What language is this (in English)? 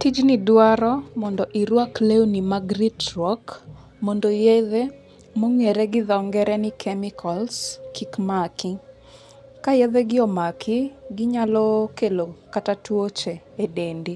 Luo (Kenya and Tanzania)